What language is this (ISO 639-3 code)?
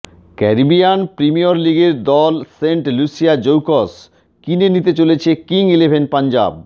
ben